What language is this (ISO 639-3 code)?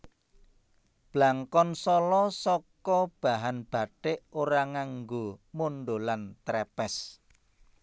jav